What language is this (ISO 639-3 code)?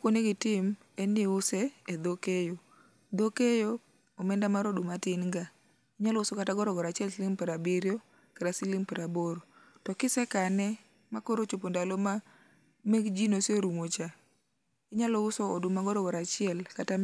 luo